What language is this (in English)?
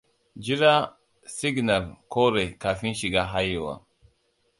Hausa